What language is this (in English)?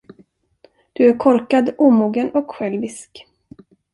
Swedish